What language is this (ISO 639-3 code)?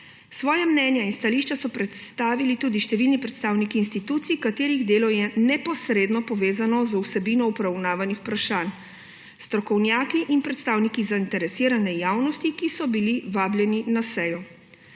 slv